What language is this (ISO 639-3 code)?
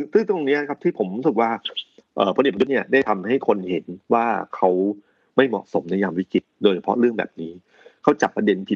tha